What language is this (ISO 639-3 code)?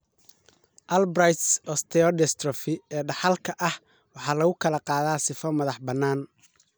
som